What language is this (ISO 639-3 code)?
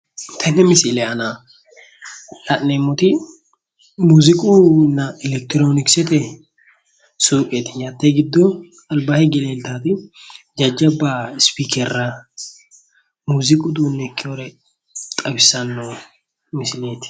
sid